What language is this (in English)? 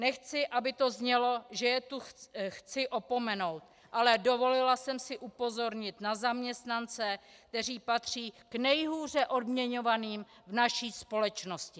Czech